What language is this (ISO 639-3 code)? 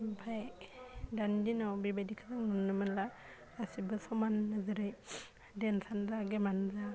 brx